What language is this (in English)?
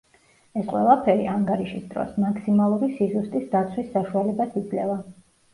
Georgian